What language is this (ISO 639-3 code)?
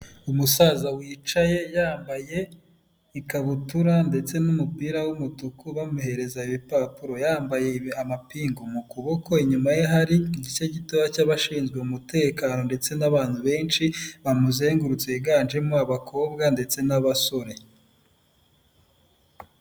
kin